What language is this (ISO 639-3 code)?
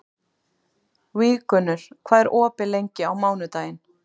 isl